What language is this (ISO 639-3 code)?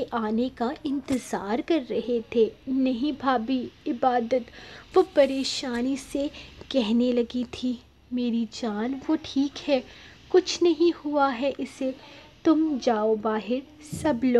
hin